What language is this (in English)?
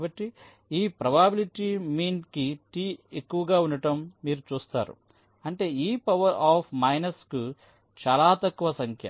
Telugu